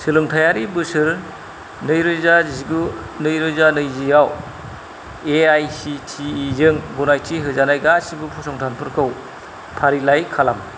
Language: Bodo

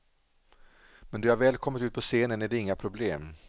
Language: Swedish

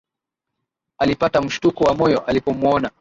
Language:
Swahili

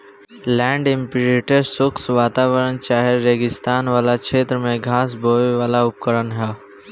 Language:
Bhojpuri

